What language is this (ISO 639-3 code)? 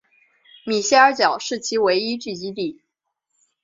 zho